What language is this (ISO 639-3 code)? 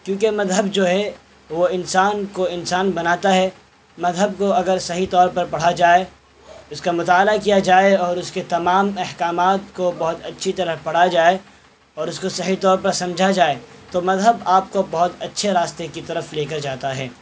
urd